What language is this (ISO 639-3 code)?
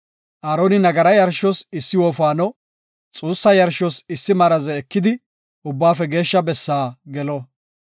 gof